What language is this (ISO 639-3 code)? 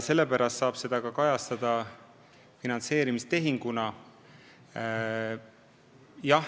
est